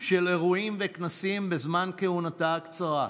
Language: Hebrew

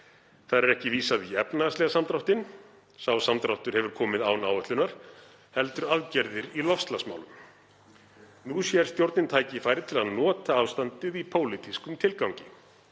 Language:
Icelandic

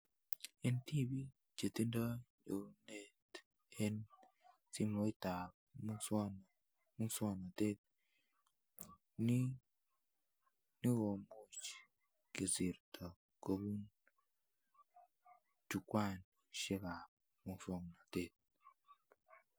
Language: Kalenjin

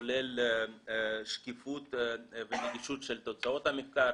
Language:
Hebrew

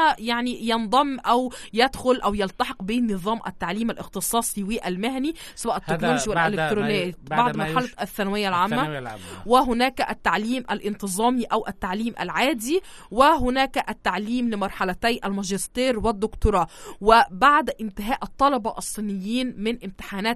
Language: Arabic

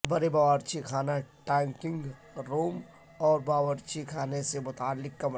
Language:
Urdu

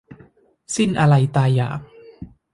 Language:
Thai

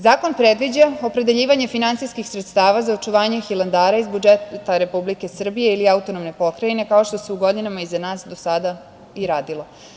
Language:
Serbian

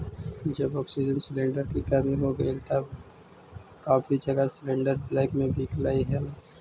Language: Magahi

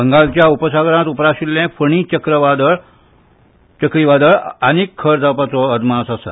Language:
Konkani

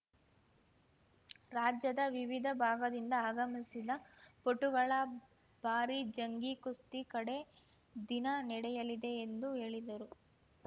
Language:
Kannada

